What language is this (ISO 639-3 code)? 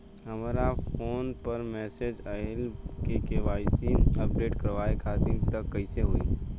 bho